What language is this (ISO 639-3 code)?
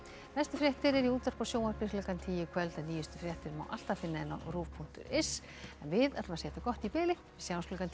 isl